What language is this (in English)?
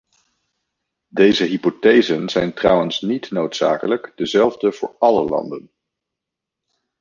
Dutch